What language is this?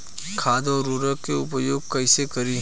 Bhojpuri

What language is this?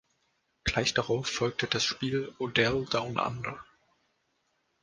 German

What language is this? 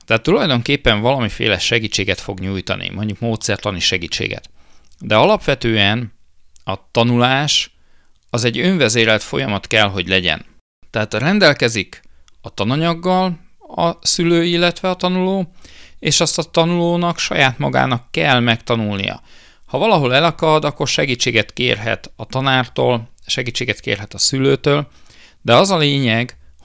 Hungarian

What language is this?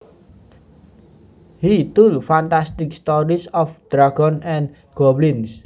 Javanese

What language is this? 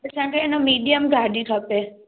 Sindhi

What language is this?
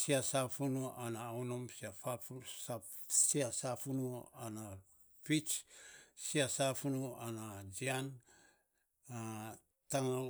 Saposa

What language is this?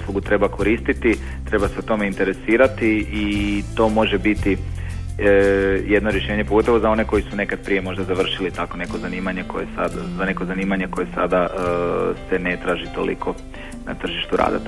Croatian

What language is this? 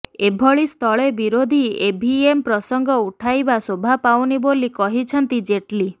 Odia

